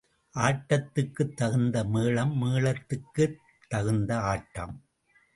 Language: Tamil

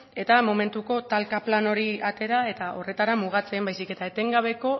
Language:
Basque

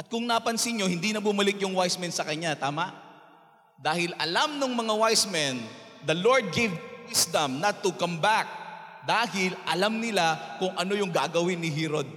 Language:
Filipino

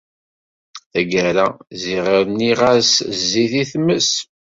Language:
Kabyle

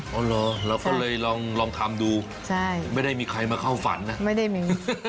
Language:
Thai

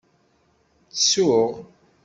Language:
Kabyle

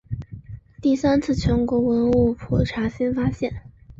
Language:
Chinese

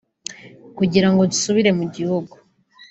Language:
Kinyarwanda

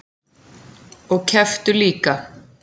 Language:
Icelandic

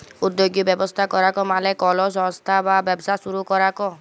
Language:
Bangla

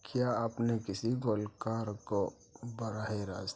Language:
Urdu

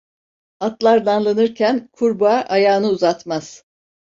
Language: Turkish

